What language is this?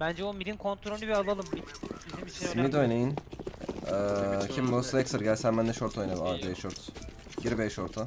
Turkish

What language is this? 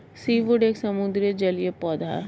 Hindi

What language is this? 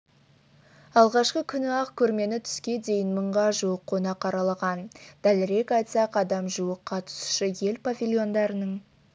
Kazakh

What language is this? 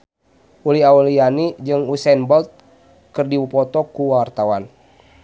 Sundanese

